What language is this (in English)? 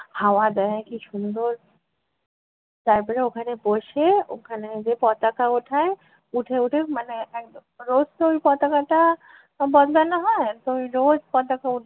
Bangla